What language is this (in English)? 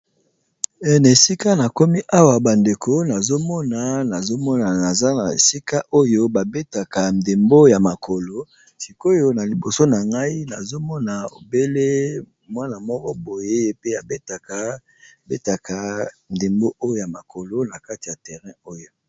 Lingala